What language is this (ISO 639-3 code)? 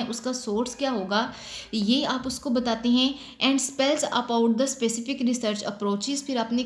hin